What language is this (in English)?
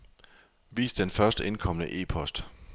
Danish